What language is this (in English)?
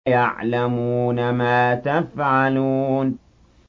Arabic